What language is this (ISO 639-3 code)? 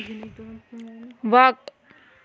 kas